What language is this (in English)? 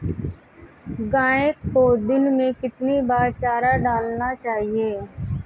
Hindi